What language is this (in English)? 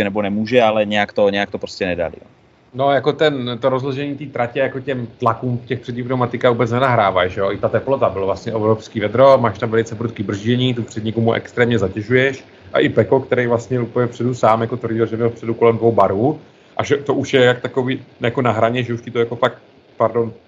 Czech